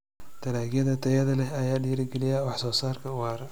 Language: Somali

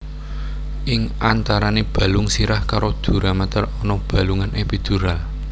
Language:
Javanese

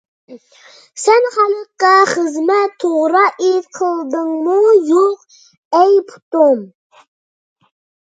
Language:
Uyghur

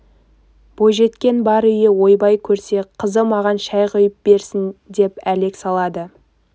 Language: Kazakh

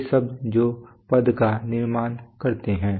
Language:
Hindi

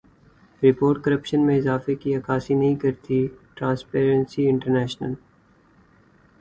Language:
Urdu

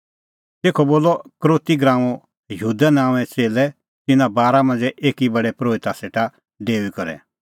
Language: Kullu Pahari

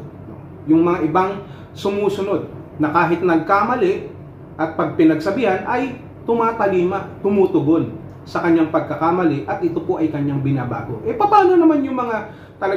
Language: Filipino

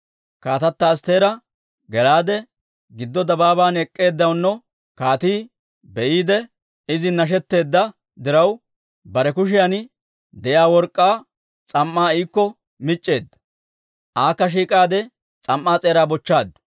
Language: Dawro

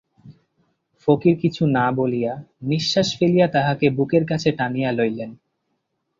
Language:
Bangla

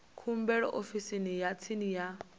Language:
Venda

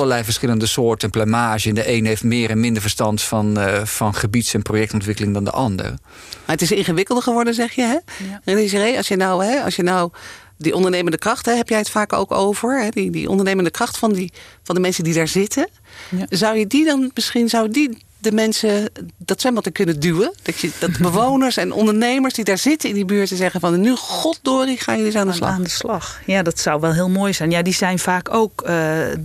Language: Dutch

